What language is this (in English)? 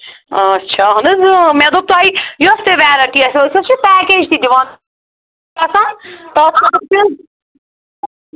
Kashmiri